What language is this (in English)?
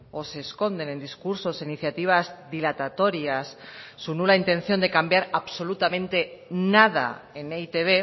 Spanish